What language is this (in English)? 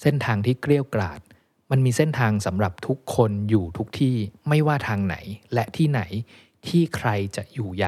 Thai